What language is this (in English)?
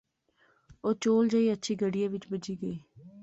Pahari-Potwari